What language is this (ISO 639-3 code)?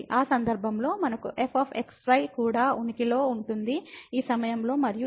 tel